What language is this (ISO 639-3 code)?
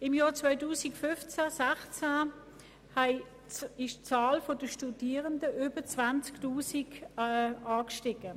gsw